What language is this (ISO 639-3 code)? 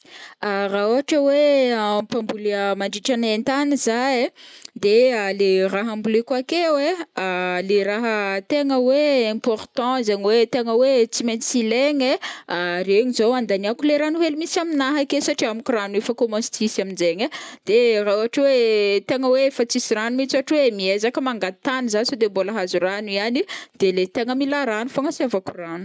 bmm